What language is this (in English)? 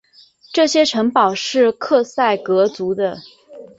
Chinese